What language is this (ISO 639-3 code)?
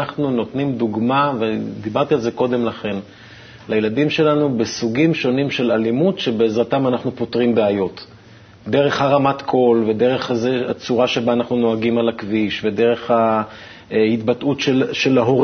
heb